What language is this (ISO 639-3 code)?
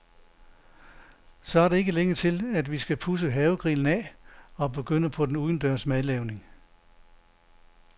dan